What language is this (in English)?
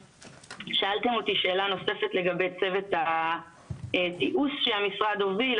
Hebrew